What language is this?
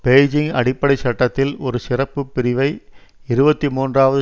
Tamil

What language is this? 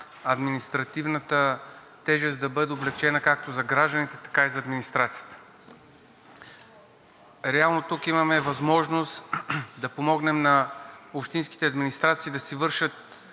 Bulgarian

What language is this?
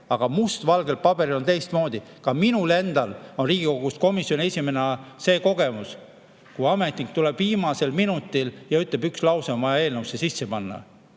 Estonian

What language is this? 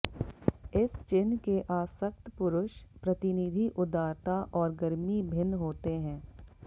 Hindi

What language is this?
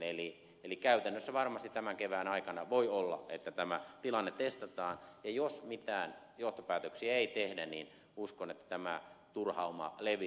Finnish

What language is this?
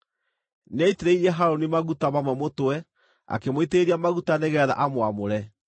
Kikuyu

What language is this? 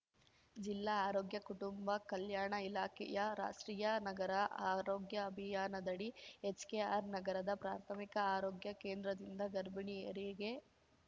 Kannada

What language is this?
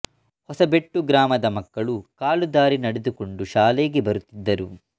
Kannada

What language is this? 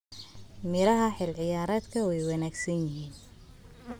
Somali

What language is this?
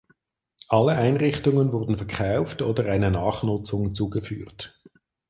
German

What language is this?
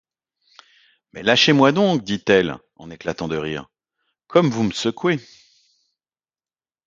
French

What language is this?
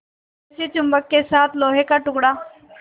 Hindi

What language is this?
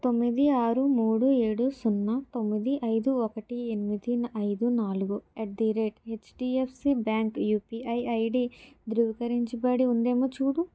Telugu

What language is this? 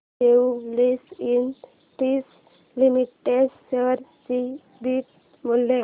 Marathi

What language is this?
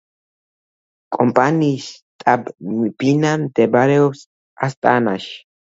Georgian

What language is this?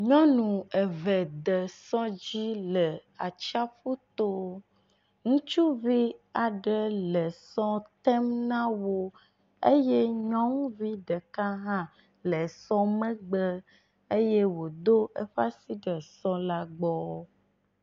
Ewe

